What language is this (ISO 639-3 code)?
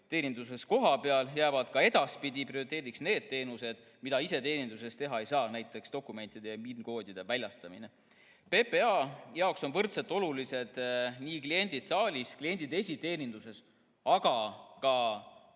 est